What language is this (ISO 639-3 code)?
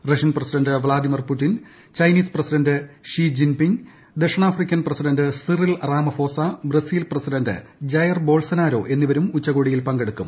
mal